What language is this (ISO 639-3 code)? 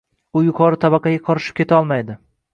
uzb